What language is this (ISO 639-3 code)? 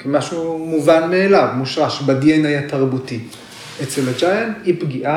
heb